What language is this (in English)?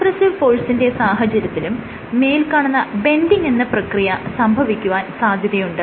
Malayalam